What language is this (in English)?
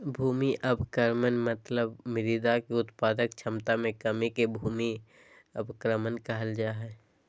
Magahi